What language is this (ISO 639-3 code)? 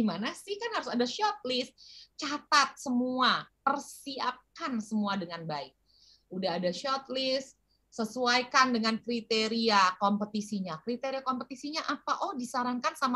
ind